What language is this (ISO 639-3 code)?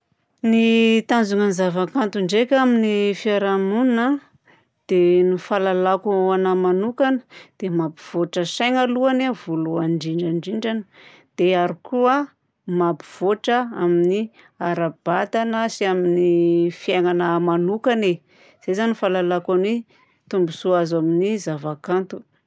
bzc